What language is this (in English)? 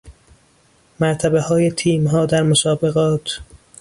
Persian